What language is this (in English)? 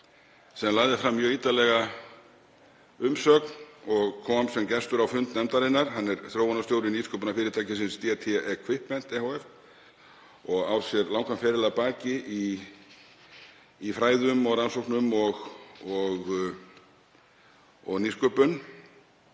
Icelandic